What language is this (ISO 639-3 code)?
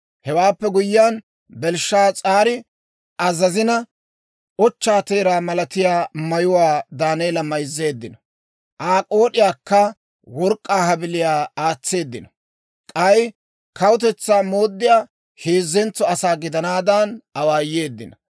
dwr